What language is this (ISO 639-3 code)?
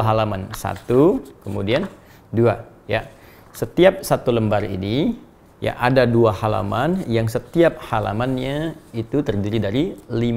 ind